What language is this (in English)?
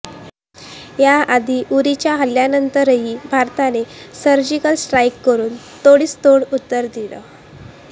Marathi